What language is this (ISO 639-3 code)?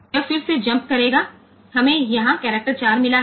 guj